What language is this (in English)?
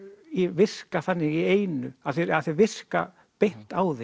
Icelandic